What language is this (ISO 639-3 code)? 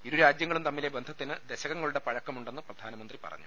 mal